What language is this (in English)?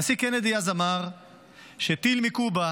Hebrew